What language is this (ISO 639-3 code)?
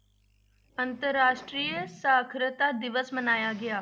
pan